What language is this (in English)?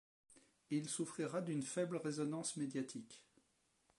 French